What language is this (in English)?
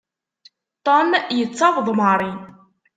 Kabyle